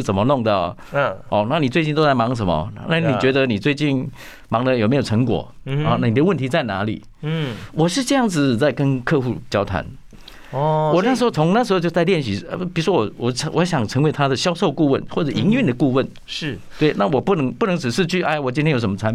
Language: Chinese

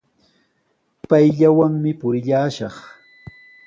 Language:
Sihuas Ancash Quechua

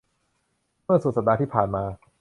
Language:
Thai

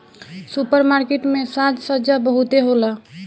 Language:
Bhojpuri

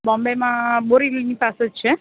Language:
Gujarati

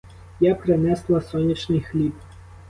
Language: Ukrainian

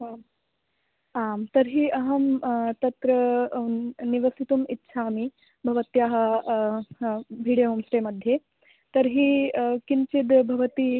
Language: Sanskrit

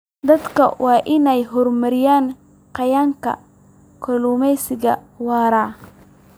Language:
Somali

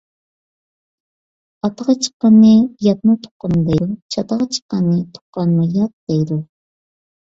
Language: Uyghur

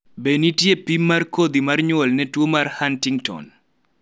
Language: Luo (Kenya and Tanzania)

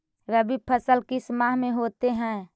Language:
Magahi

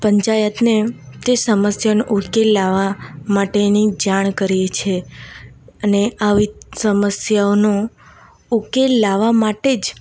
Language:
Gujarati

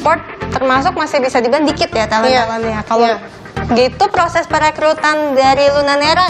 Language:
Indonesian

